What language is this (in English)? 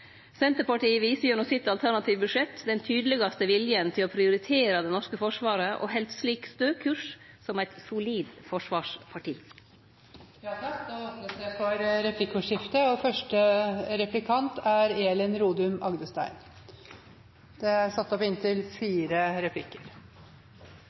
Norwegian